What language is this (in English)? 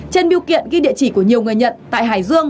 Vietnamese